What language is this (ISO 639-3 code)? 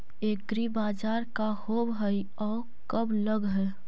mag